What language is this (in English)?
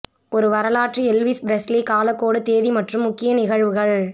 Tamil